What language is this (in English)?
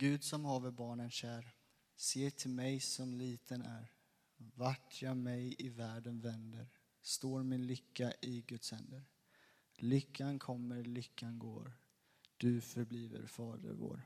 Swedish